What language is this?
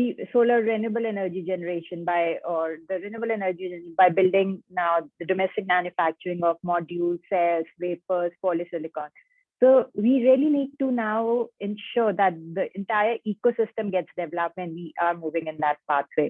English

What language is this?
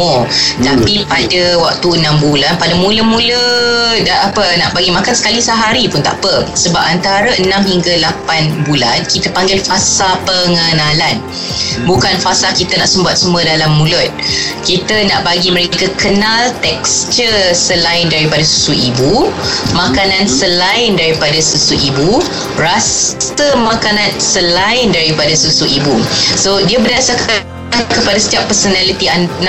Malay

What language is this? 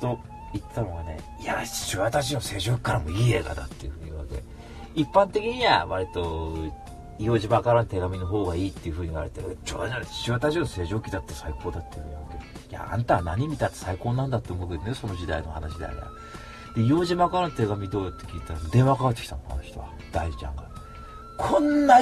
Japanese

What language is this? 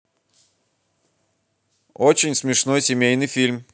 Russian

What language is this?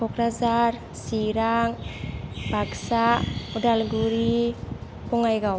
Bodo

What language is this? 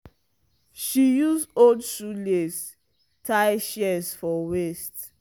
Nigerian Pidgin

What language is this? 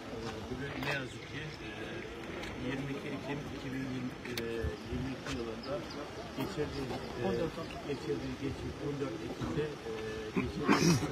Turkish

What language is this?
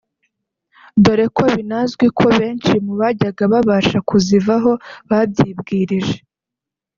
Kinyarwanda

